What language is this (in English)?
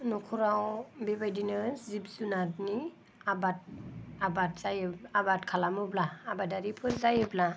Bodo